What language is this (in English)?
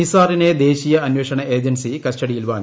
Malayalam